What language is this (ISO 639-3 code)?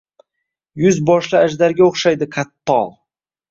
uzb